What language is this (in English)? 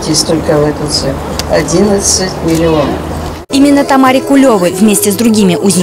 Russian